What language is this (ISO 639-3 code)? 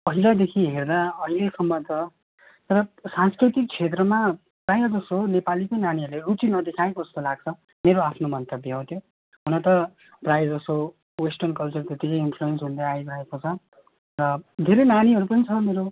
nep